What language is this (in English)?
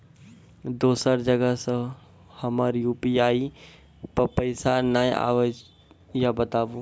Maithili